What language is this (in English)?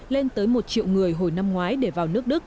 Vietnamese